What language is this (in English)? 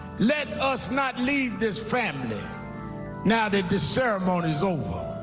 English